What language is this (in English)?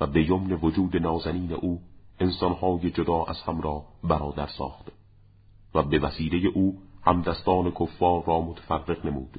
Persian